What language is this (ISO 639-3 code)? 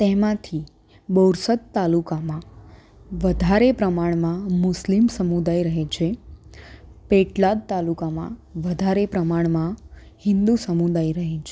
guj